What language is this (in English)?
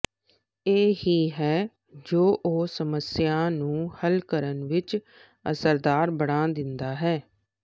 Punjabi